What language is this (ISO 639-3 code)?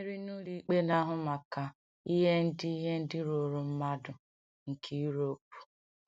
ibo